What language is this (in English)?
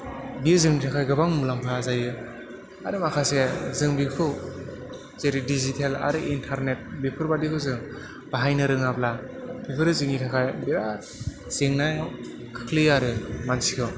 Bodo